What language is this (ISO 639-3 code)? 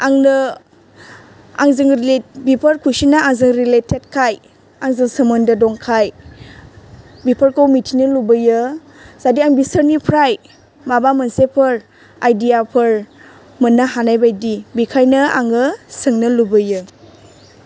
brx